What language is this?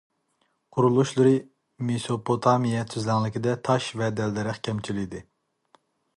Uyghur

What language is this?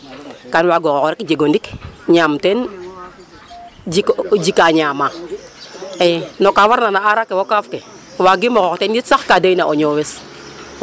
Serer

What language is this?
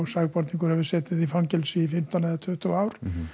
Icelandic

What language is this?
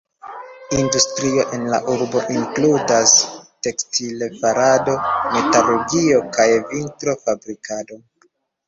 Esperanto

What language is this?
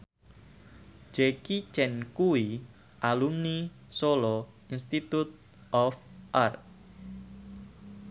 Javanese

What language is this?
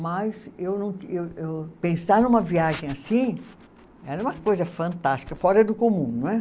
Portuguese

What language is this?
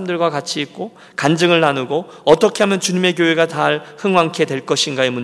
Korean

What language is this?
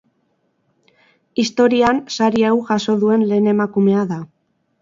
Basque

